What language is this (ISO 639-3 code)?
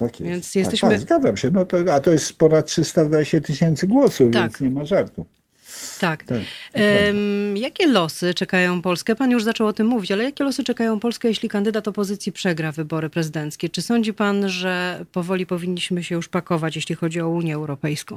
pol